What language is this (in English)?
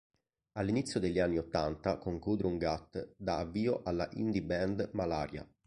Italian